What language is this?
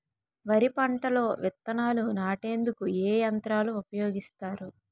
Telugu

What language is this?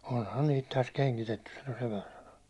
Finnish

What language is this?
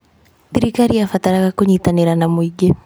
Kikuyu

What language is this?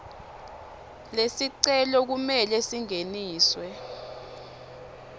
Swati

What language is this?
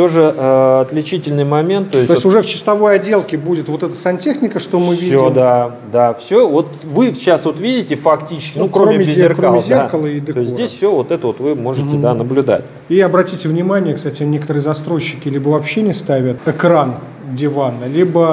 Russian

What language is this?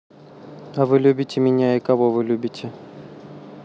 Russian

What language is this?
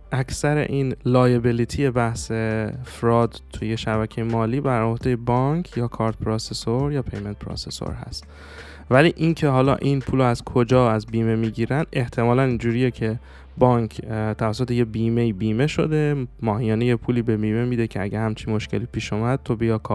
Persian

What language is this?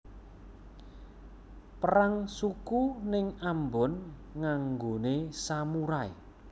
Javanese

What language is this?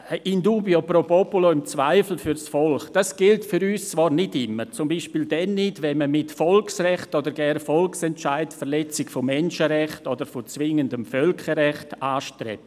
Swiss German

